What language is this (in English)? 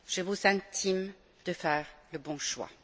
French